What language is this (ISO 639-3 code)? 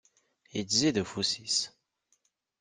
kab